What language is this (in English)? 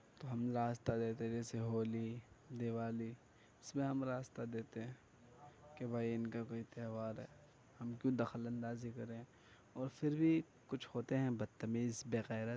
Urdu